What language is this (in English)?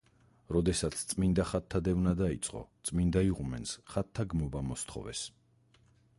Georgian